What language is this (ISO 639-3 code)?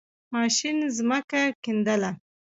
pus